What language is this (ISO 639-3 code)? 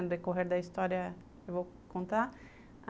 por